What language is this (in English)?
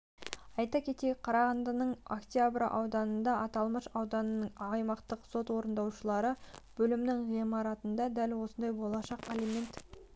Kazakh